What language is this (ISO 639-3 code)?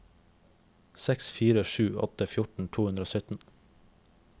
nor